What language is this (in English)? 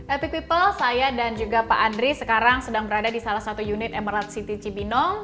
Indonesian